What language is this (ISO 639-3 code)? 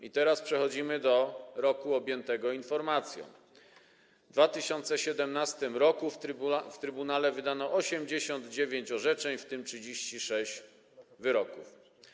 pol